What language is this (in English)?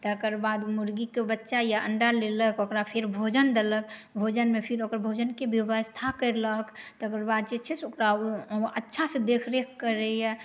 Maithili